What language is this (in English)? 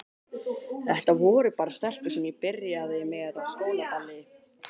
Icelandic